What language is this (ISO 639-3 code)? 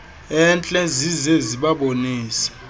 xho